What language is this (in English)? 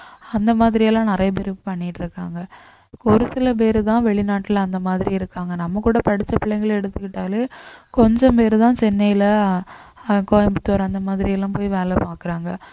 Tamil